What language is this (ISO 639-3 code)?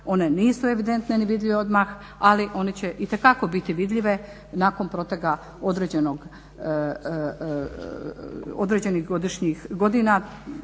hrv